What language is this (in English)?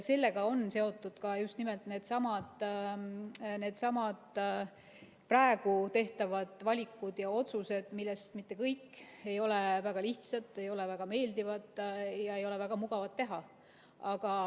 Estonian